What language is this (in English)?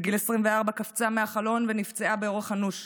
Hebrew